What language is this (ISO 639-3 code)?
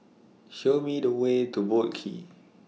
eng